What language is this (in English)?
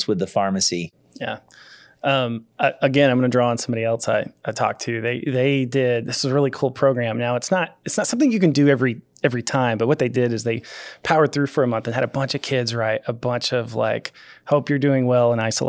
English